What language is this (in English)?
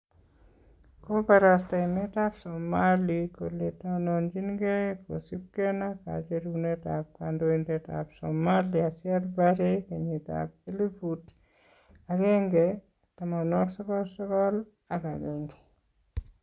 Kalenjin